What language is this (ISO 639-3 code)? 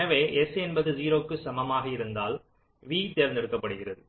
tam